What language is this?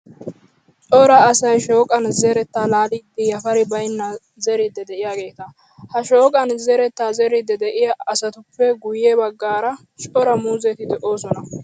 Wolaytta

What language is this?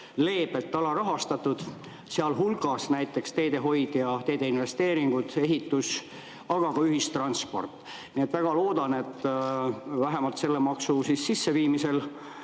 Estonian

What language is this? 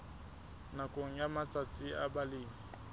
Southern Sotho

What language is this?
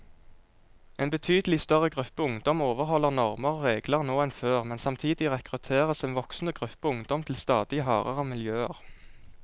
Norwegian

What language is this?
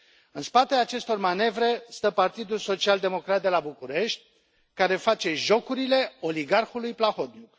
Romanian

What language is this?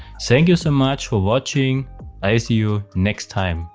English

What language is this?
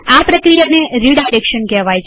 Gujarati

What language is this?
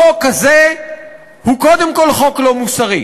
Hebrew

